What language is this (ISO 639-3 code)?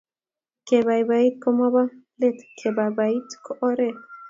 kln